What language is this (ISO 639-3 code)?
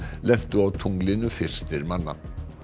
isl